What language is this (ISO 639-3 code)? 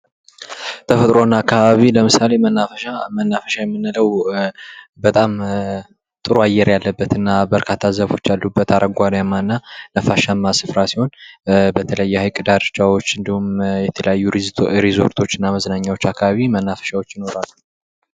amh